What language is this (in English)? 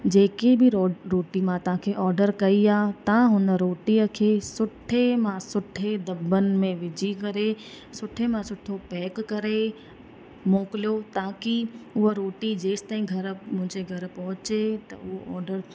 Sindhi